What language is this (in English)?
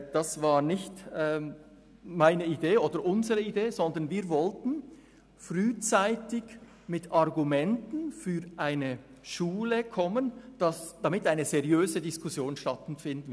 Swiss German